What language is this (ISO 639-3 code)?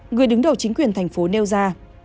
vie